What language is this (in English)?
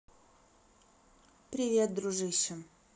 Russian